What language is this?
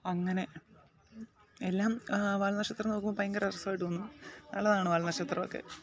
Malayalam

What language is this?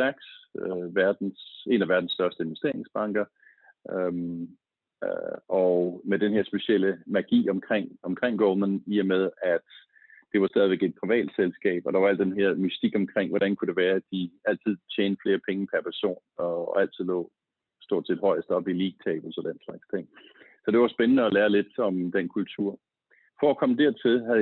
Danish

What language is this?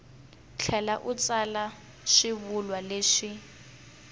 Tsonga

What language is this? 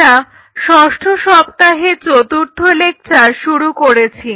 Bangla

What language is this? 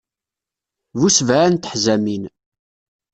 Kabyle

